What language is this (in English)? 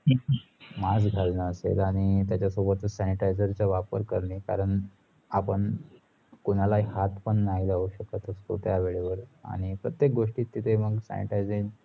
Marathi